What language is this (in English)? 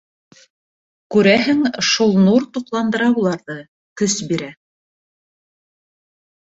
Bashkir